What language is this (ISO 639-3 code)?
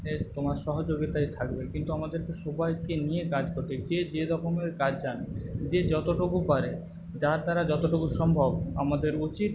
ben